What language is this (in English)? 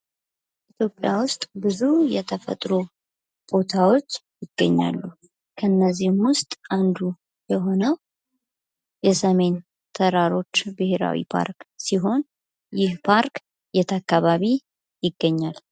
Amharic